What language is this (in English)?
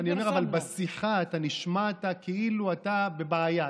Hebrew